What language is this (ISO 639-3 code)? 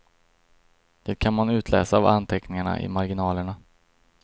swe